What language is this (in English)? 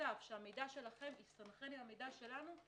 Hebrew